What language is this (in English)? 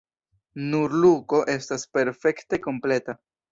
Esperanto